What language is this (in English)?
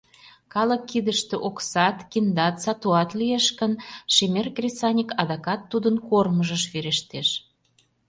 Mari